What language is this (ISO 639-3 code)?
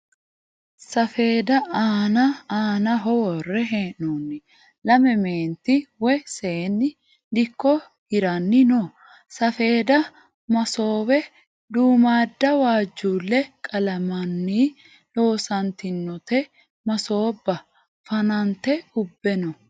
sid